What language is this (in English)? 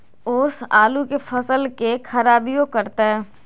Magahi